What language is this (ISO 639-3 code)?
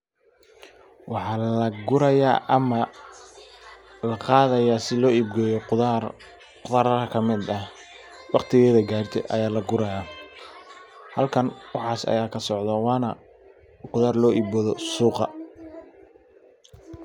som